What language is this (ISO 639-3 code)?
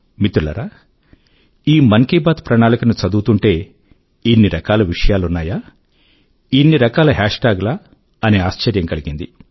tel